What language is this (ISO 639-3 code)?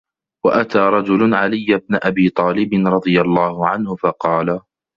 ara